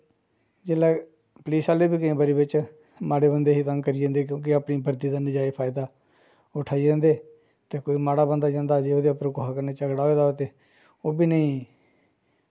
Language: Dogri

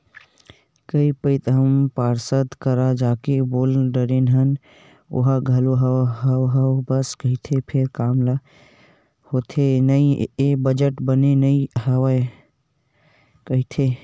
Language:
Chhattisgarhi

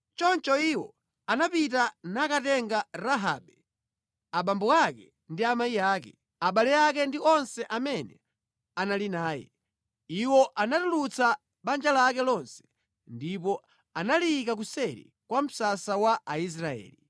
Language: Nyanja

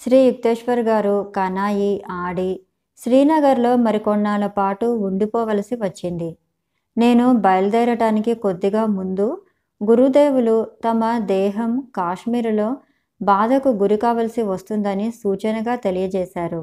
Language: Telugu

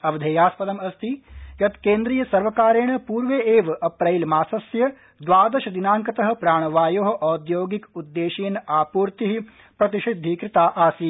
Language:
Sanskrit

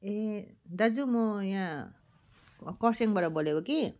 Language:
Nepali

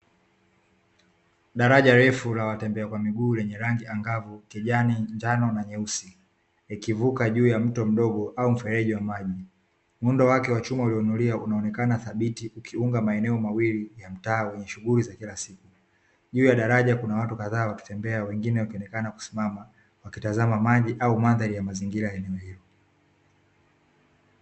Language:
Swahili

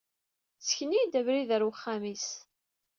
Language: Kabyle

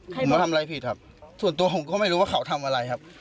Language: Thai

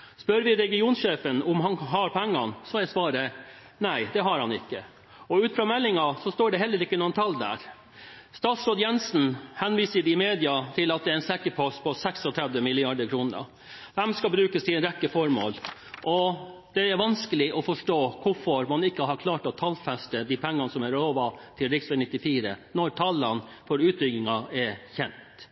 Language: Norwegian Bokmål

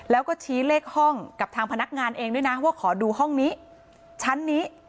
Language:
Thai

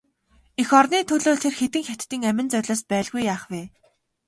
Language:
Mongolian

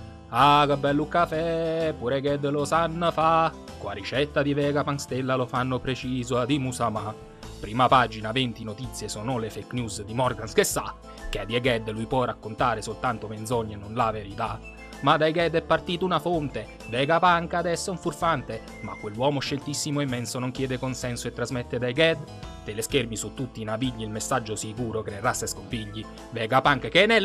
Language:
Italian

